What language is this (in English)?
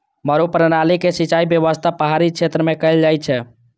Maithili